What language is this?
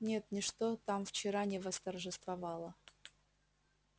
Russian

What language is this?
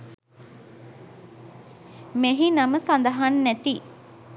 Sinhala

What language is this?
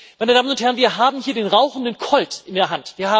German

